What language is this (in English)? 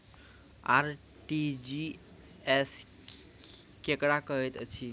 Maithili